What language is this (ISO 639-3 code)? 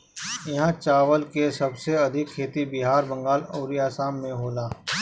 bho